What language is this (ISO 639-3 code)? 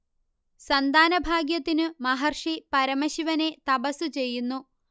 mal